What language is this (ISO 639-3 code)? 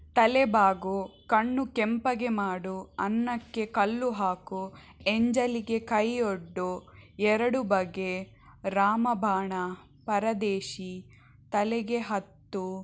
kan